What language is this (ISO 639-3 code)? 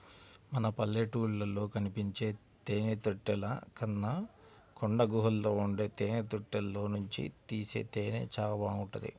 tel